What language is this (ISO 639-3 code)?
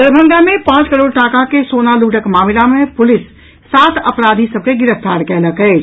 mai